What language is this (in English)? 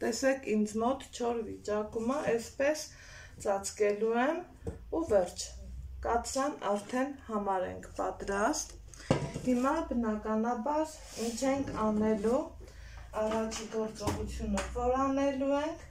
Polish